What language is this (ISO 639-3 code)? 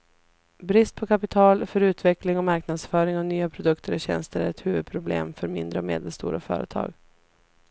swe